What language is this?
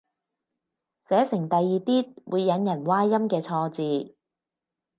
Cantonese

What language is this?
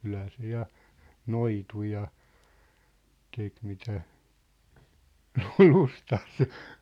Finnish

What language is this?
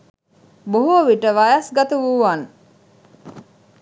Sinhala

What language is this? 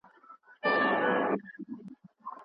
Pashto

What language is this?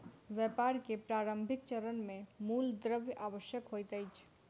Maithili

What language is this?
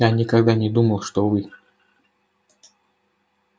Russian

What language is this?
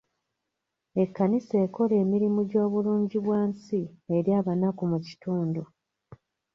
Ganda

